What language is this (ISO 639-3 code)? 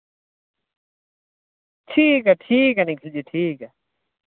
doi